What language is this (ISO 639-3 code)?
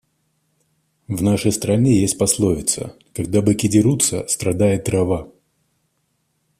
rus